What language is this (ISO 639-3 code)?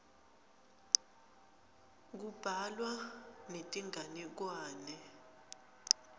ssw